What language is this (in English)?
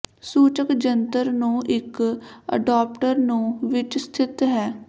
Punjabi